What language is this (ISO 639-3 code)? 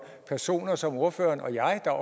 dan